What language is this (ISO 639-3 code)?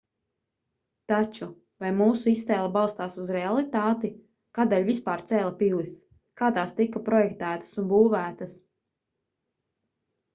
lav